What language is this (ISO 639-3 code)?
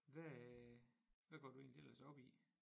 dan